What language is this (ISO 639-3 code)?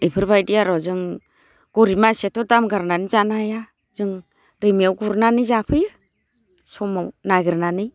brx